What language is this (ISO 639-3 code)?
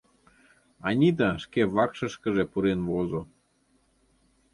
chm